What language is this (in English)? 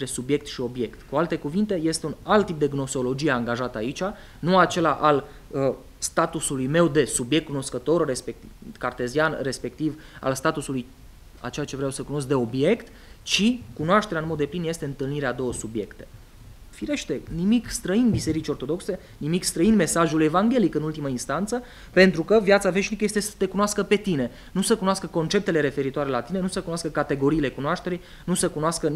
Romanian